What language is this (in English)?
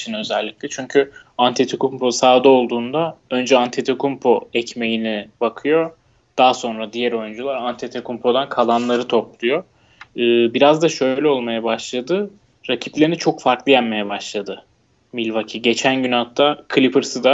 Turkish